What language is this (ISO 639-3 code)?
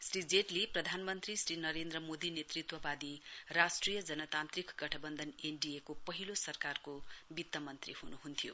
nep